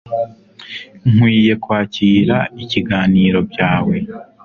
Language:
Kinyarwanda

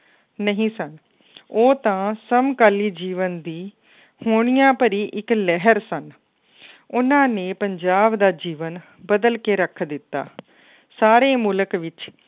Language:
Punjabi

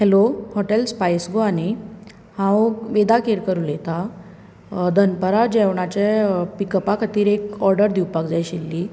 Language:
Konkani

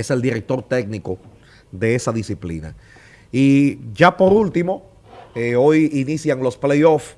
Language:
Spanish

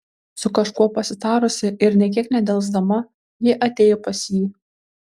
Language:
Lithuanian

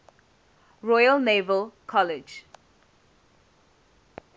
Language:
English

